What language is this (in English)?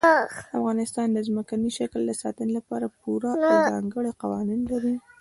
Pashto